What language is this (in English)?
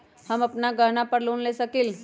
Magahi